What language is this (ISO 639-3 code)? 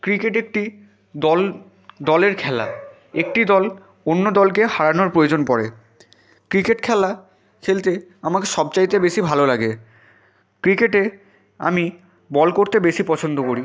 ben